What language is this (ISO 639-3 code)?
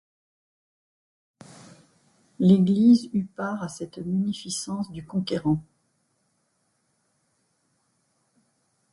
fra